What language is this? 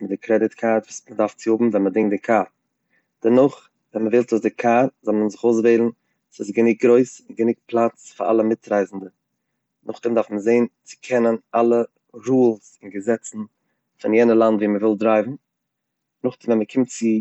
Yiddish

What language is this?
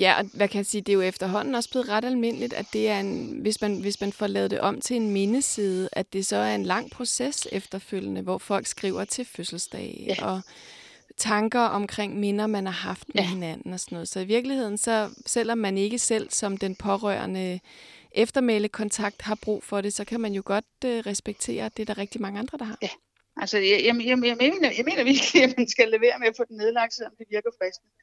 Danish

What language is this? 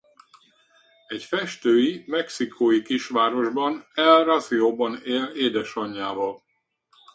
Hungarian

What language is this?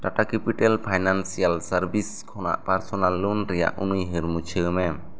Santali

